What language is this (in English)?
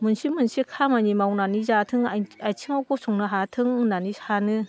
Bodo